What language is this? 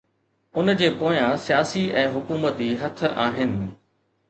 Sindhi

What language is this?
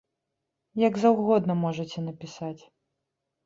Belarusian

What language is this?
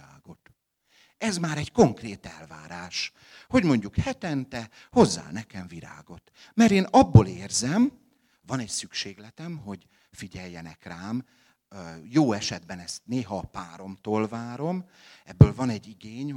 Hungarian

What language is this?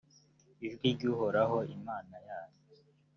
Kinyarwanda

